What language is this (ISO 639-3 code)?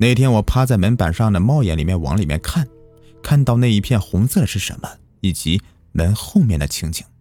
zho